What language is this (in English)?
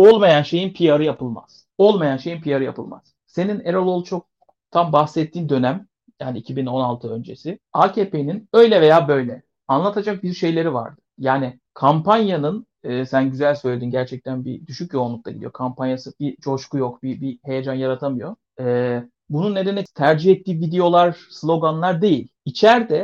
Turkish